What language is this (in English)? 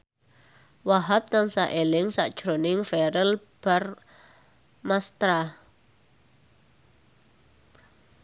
Javanese